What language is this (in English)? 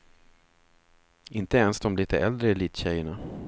Swedish